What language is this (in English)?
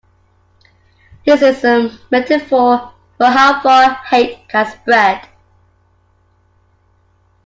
English